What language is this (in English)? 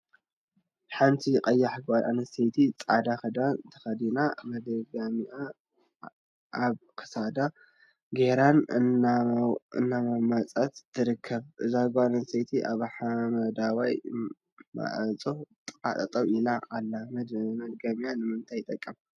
Tigrinya